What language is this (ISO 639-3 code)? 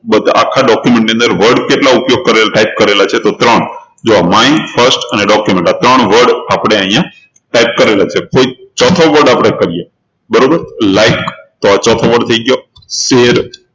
guj